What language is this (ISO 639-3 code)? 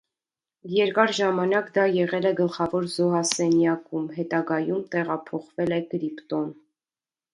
hye